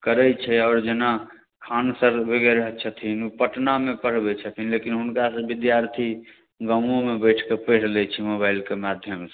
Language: Maithili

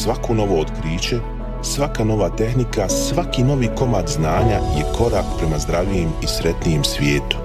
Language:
Croatian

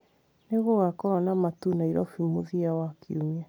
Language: Kikuyu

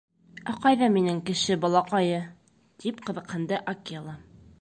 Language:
Bashkir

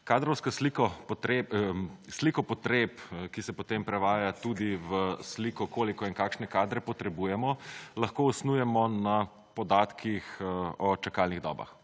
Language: Slovenian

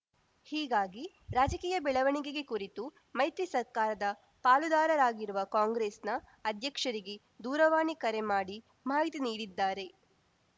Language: Kannada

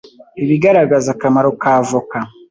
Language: Kinyarwanda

